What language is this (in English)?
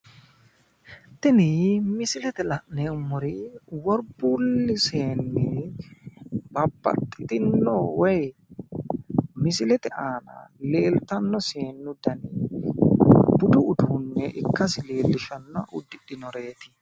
Sidamo